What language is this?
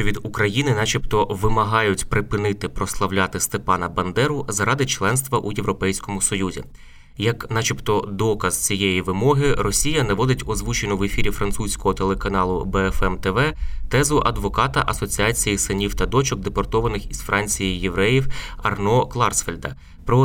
Ukrainian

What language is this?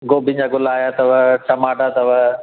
Sindhi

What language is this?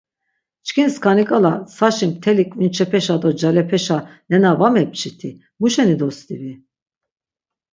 Laz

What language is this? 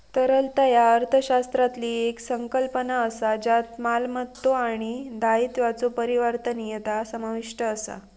Marathi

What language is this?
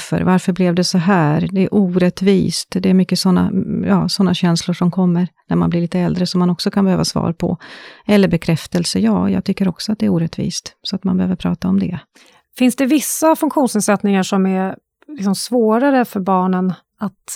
Swedish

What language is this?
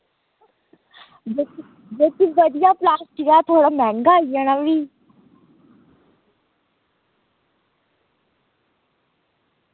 Dogri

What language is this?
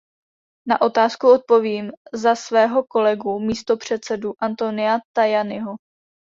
Czech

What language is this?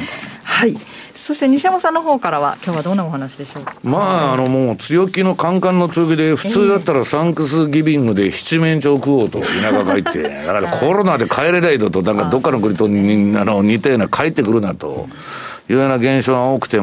Japanese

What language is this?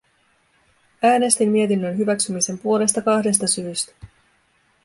Finnish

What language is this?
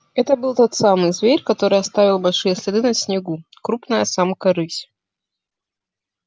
Russian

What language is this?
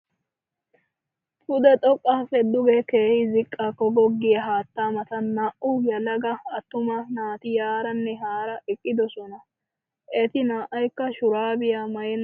Wolaytta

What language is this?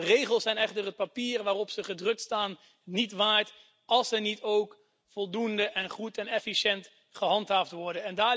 Dutch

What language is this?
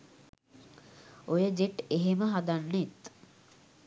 Sinhala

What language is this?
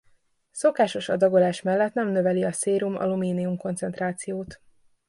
Hungarian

